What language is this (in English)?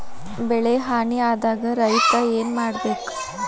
Kannada